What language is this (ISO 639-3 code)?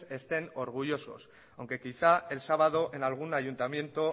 spa